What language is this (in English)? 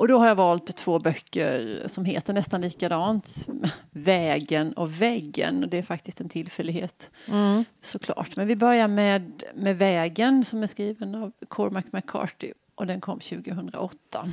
Swedish